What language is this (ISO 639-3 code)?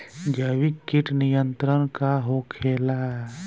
bho